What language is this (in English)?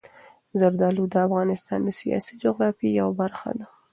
Pashto